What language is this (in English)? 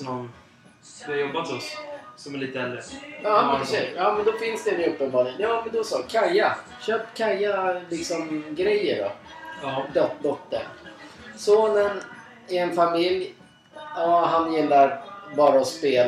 Swedish